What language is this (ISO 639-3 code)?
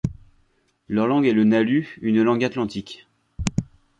fra